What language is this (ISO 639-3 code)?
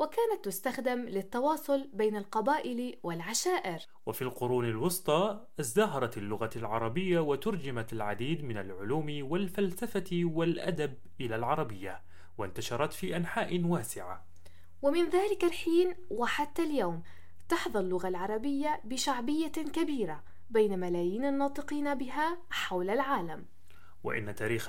ara